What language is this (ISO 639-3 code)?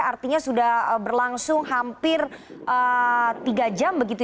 ind